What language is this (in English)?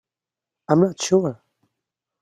English